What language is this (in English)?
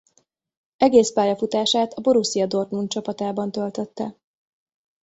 Hungarian